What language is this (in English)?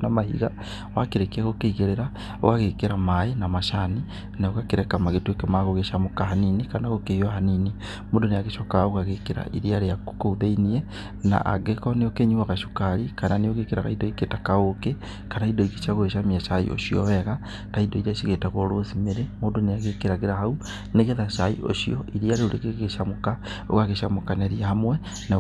Kikuyu